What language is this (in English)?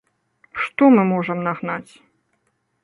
Belarusian